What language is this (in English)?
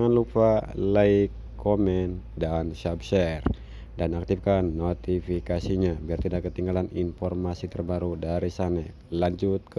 Indonesian